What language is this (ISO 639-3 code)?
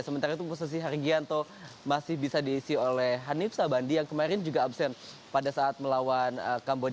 ind